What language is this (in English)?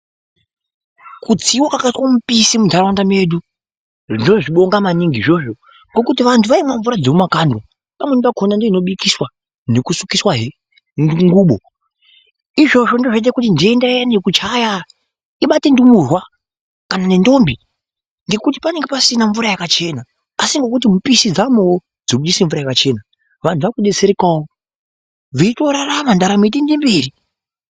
Ndau